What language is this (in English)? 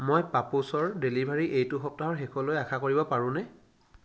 Assamese